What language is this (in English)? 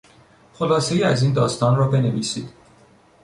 Persian